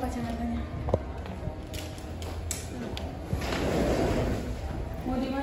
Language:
Indonesian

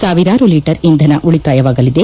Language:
Kannada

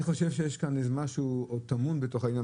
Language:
Hebrew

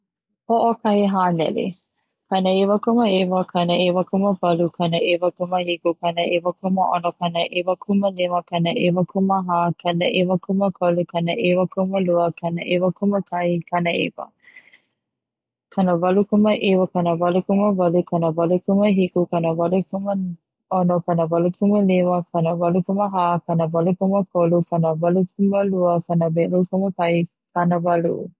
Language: Hawaiian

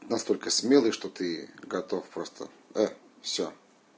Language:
Russian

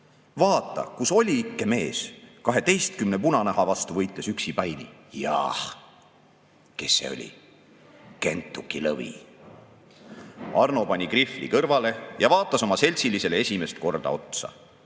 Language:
Estonian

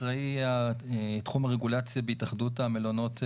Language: Hebrew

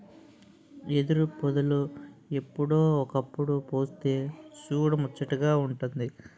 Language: Telugu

